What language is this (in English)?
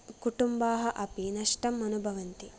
Sanskrit